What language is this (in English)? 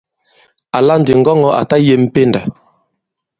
Bankon